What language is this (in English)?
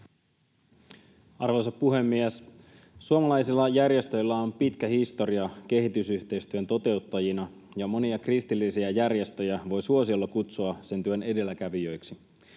Finnish